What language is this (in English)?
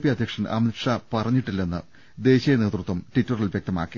Malayalam